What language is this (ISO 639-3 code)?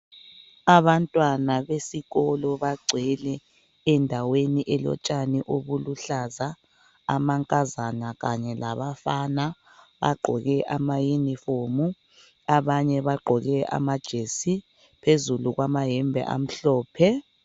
nde